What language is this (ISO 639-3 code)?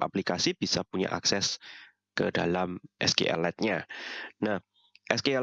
ind